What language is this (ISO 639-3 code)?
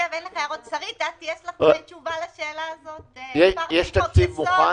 heb